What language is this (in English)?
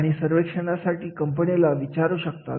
Marathi